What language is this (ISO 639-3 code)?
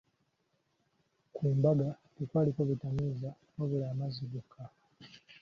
lug